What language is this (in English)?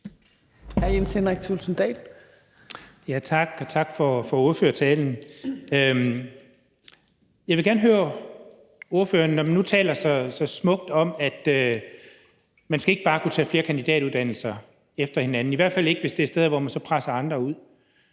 Danish